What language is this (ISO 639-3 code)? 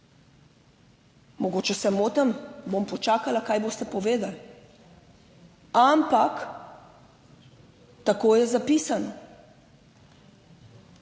slv